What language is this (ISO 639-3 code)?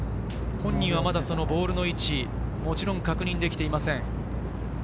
jpn